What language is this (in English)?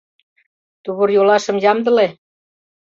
Mari